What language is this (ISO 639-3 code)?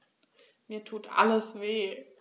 deu